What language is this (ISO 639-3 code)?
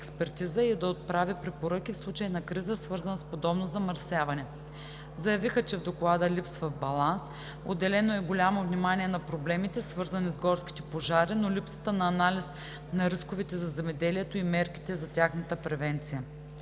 bul